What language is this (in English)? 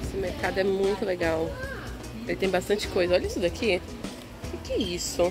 Portuguese